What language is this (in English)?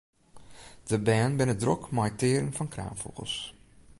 Western Frisian